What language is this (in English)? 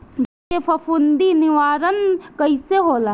Bhojpuri